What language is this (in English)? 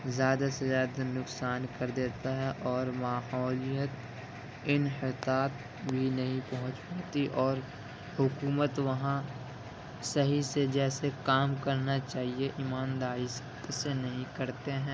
Urdu